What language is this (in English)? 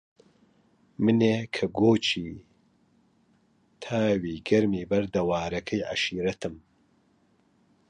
Central Kurdish